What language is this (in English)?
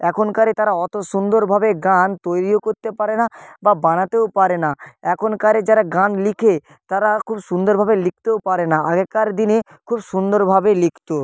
Bangla